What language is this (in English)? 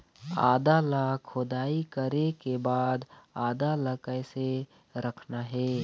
Chhattisgarhi